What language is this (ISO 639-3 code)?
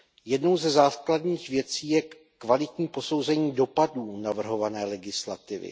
ces